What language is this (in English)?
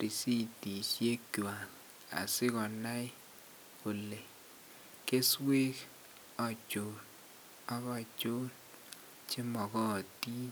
Kalenjin